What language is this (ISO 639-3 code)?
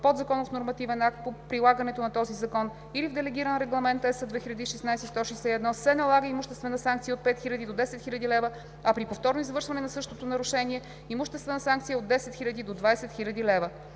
bul